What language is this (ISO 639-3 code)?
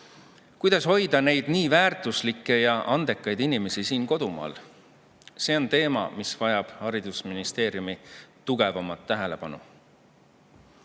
est